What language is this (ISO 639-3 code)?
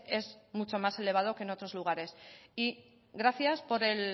spa